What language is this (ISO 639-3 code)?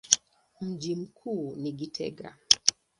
swa